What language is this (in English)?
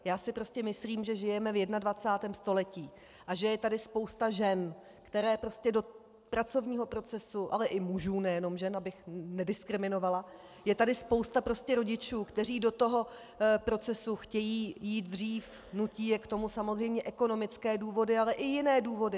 Czech